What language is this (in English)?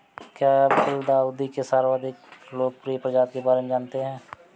Hindi